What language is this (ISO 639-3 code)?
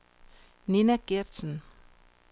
dan